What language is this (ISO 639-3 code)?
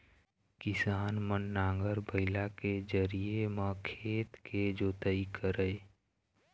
hne